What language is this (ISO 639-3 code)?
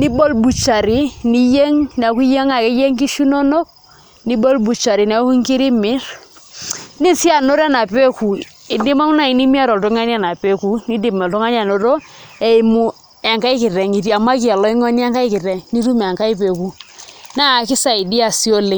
mas